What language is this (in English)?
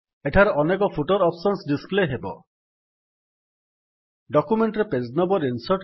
Odia